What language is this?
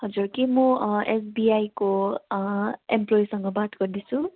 Nepali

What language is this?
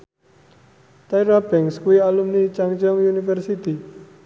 Javanese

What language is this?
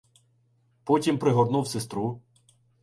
Ukrainian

